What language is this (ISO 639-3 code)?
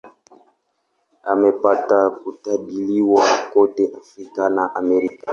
swa